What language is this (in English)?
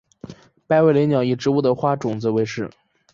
Chinese